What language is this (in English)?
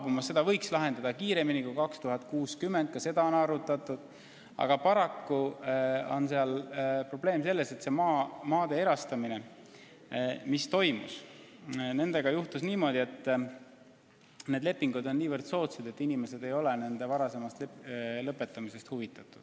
Estonian